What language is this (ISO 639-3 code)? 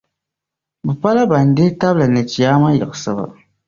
dag